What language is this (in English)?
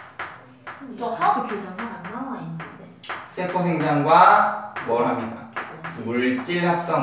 Korean